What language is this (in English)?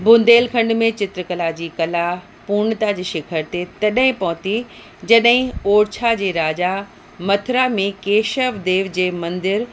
Sindhi